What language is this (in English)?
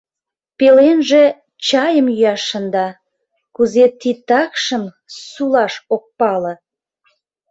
Mari